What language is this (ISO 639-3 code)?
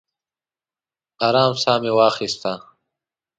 pus